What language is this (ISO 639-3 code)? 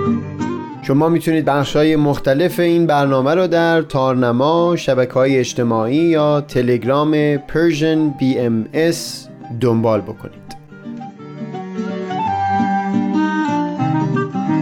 fas